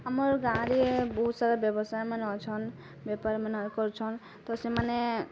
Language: Odia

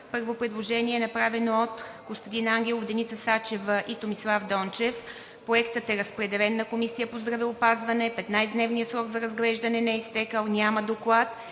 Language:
Bulgarian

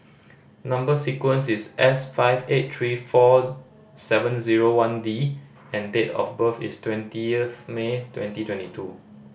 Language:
English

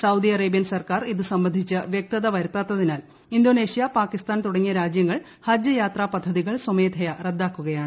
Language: Malayalam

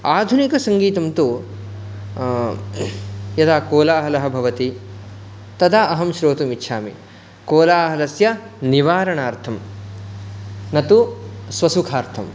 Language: Sanskrit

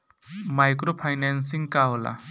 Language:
Bhojpuri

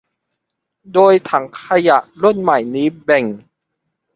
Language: Thai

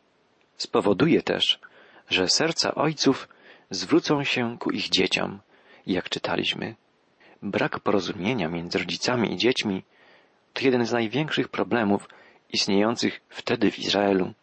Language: Polish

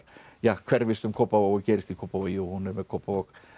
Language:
Icelandic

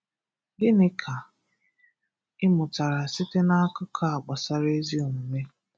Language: Igbo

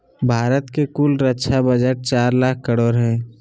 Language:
Magahi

